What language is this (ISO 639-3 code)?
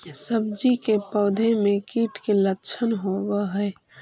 mag